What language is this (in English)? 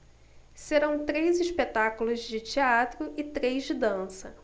Portuguese